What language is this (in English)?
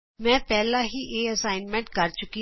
Punjabi